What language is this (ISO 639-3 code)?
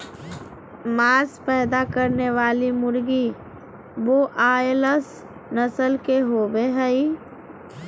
mag